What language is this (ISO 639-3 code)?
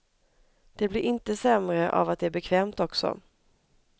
swe